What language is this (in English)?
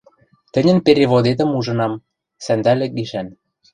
Western Mari